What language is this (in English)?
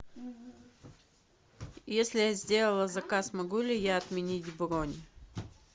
Russian